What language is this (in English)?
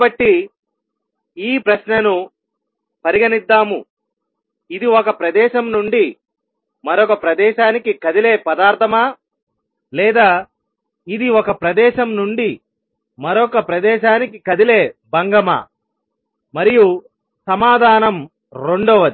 Telugu